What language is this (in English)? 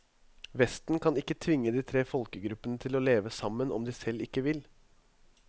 Norwegian